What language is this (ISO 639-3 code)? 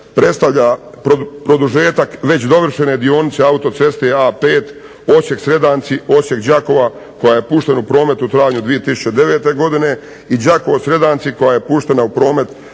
hrv